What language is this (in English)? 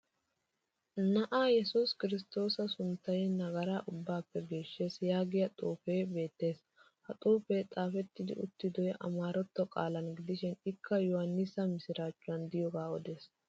Wolaytta